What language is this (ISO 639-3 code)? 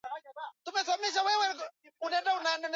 swa